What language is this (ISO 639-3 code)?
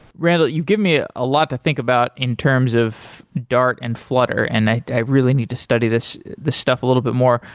eng